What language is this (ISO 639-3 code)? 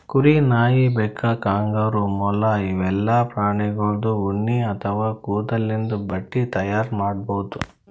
kan